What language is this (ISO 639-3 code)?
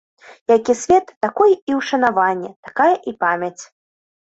bel